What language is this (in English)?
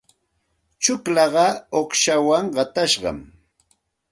Santa Ana de Tusi Pasco Quechua